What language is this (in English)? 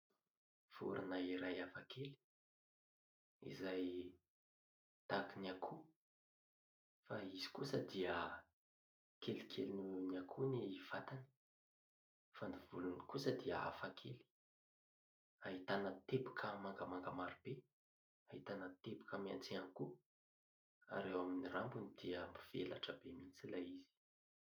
Malagasy